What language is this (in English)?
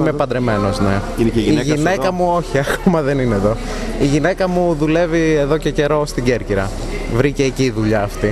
Greek